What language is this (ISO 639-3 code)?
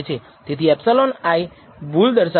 guj